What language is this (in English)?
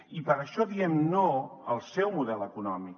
Catalan